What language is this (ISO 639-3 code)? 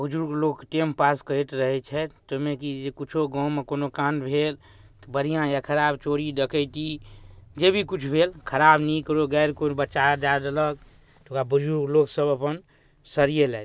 mai